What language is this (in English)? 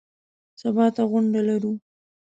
Pashto